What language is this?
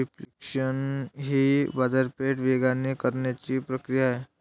Marathi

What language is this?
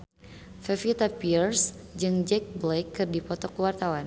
Sundanese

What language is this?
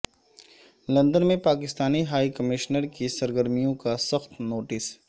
Urdu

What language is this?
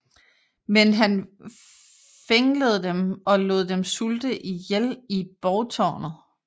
Danish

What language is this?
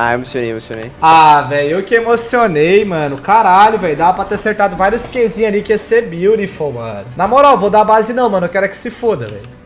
Portuguese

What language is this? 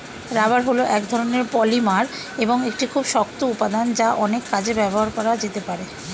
Bangla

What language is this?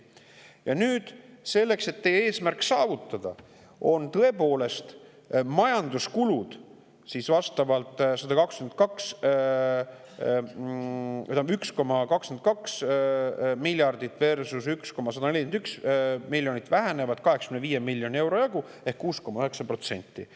Estonian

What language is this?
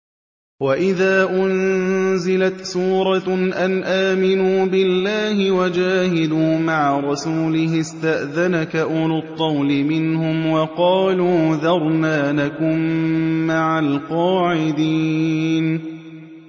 Arabic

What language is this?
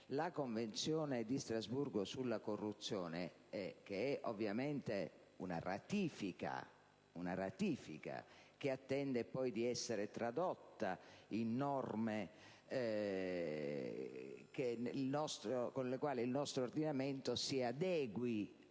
Italian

